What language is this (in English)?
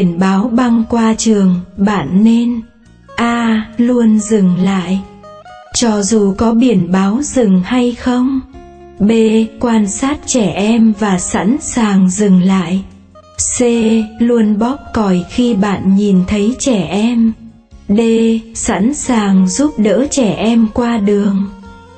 Vietnamese